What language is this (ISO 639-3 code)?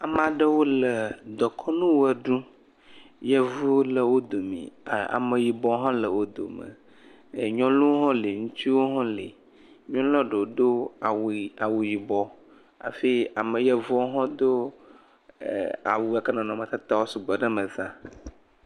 ewe